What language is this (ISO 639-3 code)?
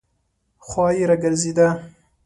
pus